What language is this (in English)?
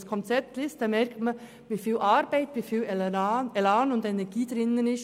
Swiss German